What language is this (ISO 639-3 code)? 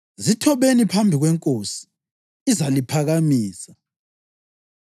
nde